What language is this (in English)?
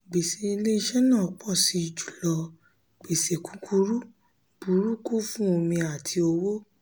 Yoruba